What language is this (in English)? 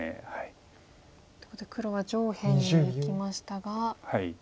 Japanese